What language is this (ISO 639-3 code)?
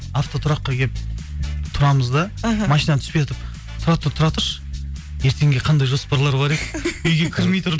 kaz